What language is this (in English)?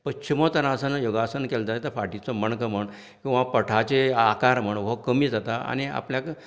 Konkani